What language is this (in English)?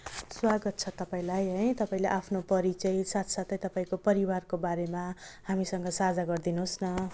Nepali